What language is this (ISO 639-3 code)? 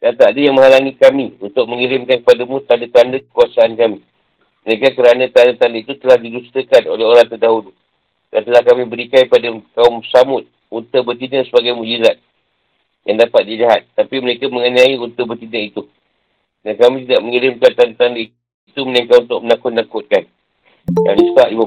msa